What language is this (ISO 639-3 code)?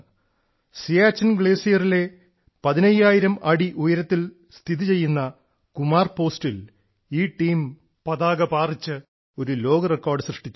mal